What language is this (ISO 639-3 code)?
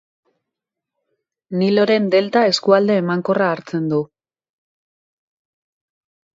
eus